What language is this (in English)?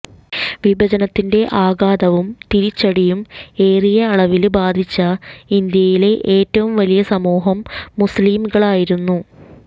Malayalam